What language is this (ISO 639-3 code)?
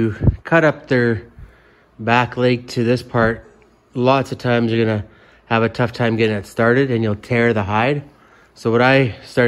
eng